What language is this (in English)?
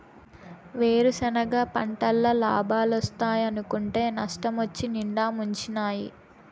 Telugu